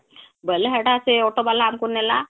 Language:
Odia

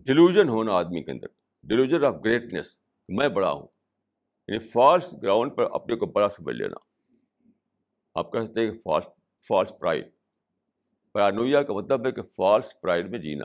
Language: Urdu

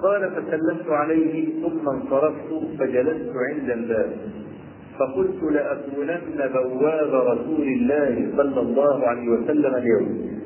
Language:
Arabic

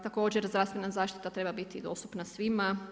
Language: Croatian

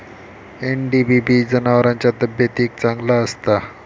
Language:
Marathi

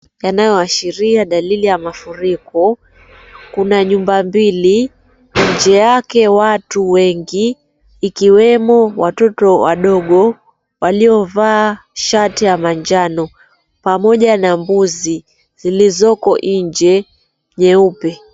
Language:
Swahili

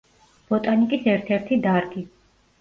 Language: Georgian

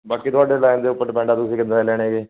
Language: Punjabi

